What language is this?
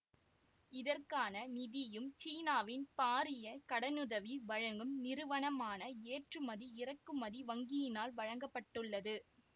Tamil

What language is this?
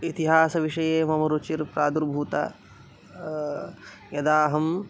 Sanskrit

